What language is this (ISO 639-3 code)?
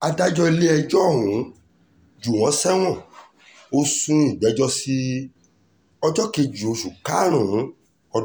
yor